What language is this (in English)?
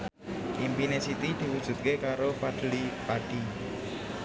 Javanese